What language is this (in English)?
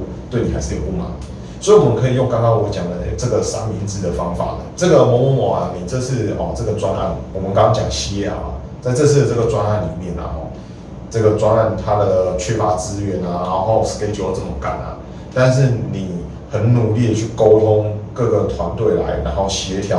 Chinese